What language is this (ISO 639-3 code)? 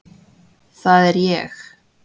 isl